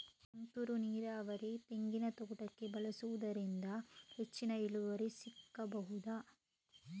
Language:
Kannada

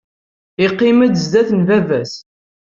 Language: Kabyle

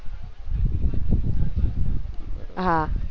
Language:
Gujarati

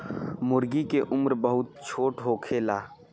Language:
Bhojpuri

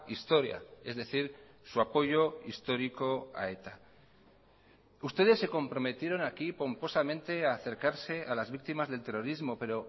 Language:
Spanish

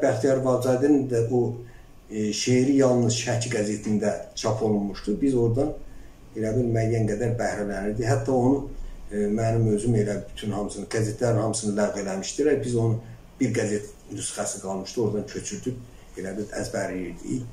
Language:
Turkish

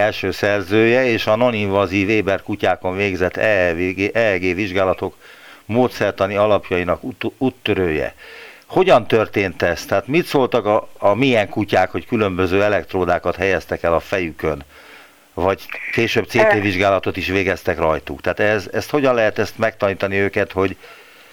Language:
Hungarian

